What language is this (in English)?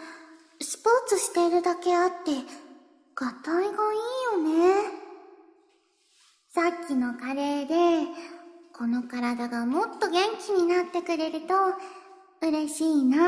Japanese